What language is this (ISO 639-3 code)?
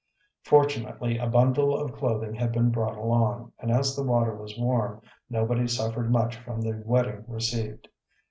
eng